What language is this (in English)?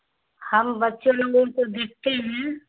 Urdu